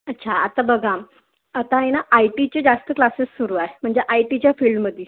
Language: Marathi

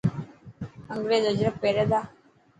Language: Dhatki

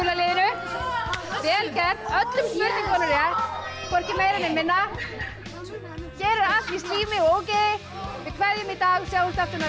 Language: Icelandic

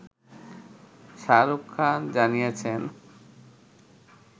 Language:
Bangla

